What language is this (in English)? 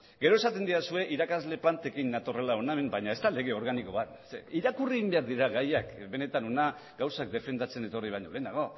Basque